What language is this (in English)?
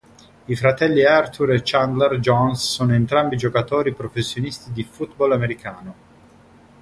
Italian